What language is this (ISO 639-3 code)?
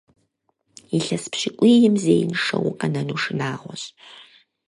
kbd